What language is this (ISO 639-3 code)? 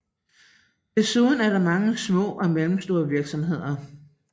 dan